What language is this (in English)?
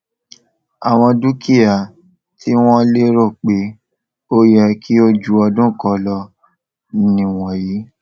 Yoruba